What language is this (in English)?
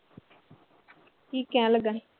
Punjabi